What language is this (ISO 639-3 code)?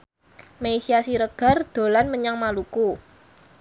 jav